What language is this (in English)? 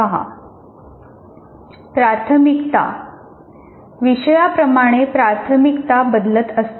Marathi